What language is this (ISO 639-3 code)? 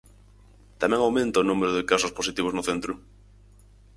glg